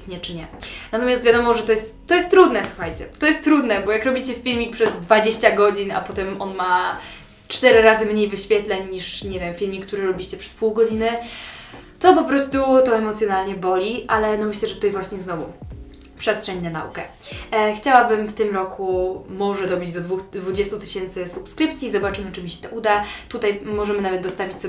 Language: Polish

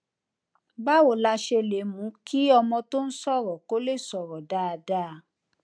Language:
Yoruba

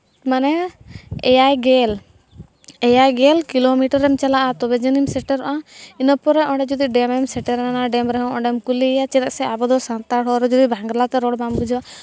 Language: Santali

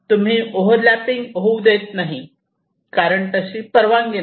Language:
Marathi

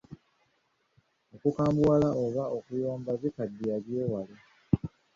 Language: Ganda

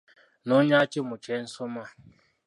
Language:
Ganda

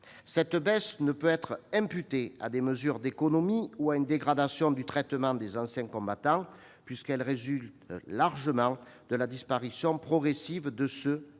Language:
French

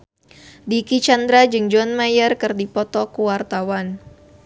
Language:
Sundanese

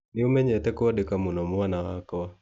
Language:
Kikuyu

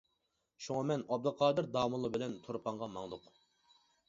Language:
Uyghur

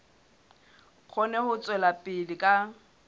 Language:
Southern Sotho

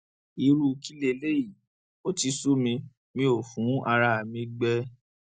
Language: Yoruba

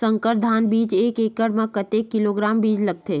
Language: Chhattisgarhi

